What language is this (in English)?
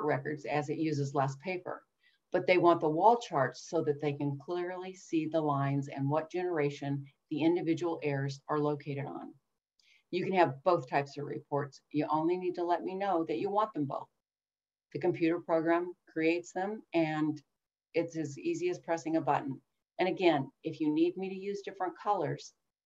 English